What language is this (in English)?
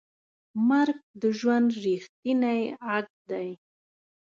Pashto